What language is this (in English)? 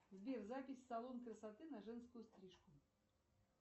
Russian